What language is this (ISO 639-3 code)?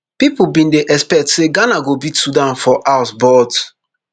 pcm